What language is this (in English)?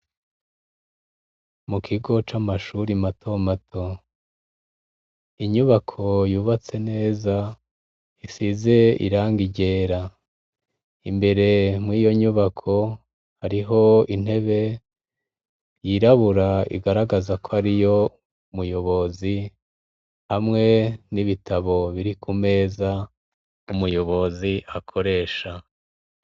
Rundi